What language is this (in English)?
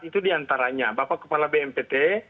Indonesian